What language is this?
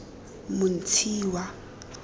Tswana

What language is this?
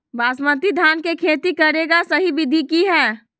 Magahi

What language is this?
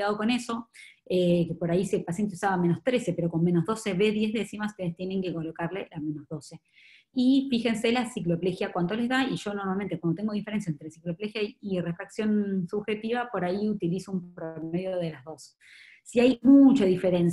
Spanish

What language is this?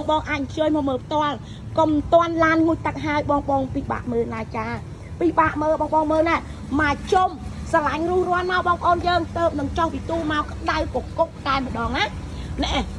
Thai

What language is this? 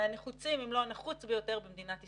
Hebrew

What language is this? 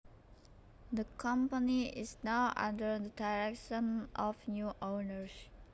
Javanese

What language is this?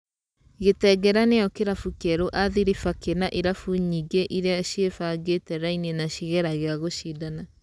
Kikuyu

